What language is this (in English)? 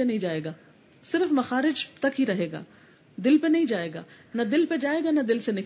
Urdu